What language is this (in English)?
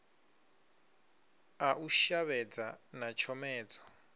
Venda